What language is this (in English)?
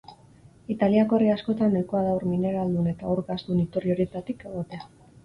Basque